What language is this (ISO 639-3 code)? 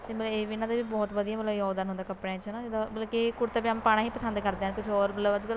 pan